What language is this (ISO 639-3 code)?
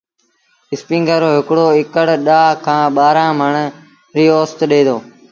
sbn